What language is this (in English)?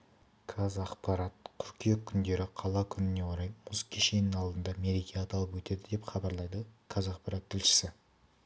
Kazakh